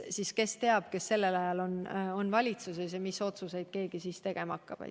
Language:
Estonian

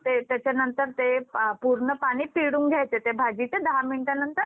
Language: Marathi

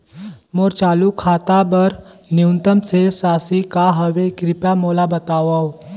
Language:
Chhattisgarhi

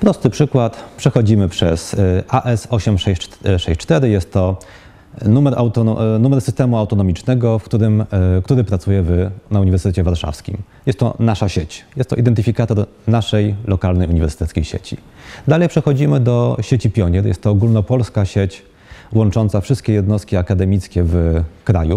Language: Polish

